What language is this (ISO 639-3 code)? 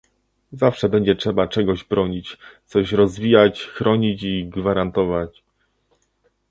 pol